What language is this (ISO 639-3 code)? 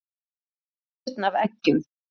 isl